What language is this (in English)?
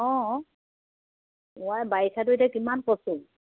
Assamese